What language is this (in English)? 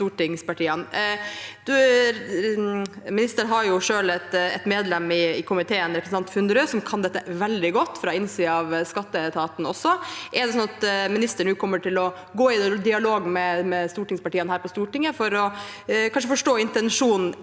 Norwegian